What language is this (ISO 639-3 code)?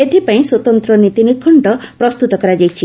ori